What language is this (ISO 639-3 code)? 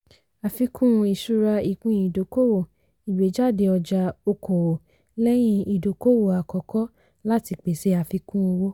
yor